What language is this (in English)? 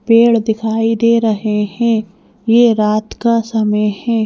Hindi